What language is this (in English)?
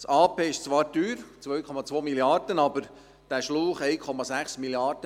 Swiss German